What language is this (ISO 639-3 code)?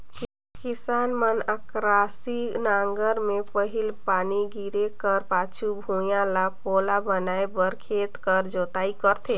hne